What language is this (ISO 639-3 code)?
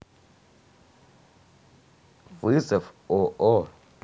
rus